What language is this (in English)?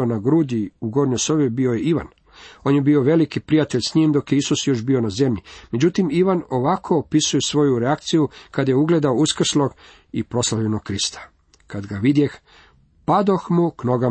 Croatian